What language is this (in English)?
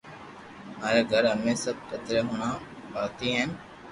Loarki